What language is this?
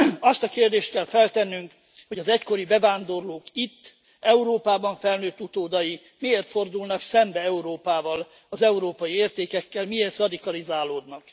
Hungarian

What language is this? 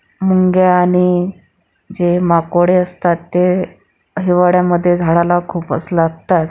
Marathi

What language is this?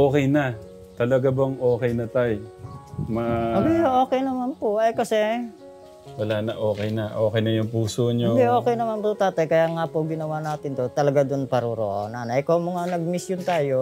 Filipino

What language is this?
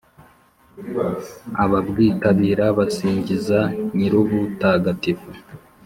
Kinyarwanda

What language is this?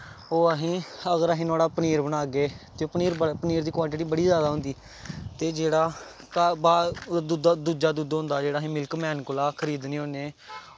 Dogri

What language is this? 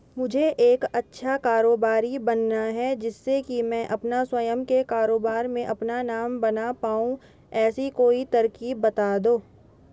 Hindi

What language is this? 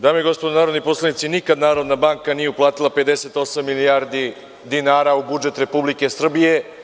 Serbian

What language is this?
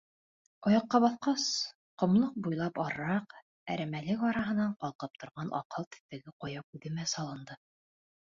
Bashkir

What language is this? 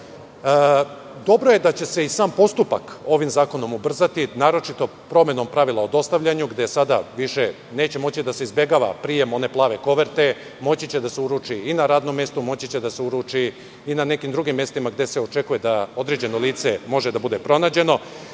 Serbian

